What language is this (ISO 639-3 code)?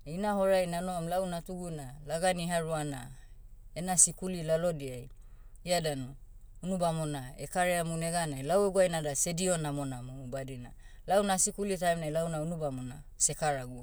meu